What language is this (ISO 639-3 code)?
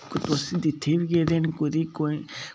doi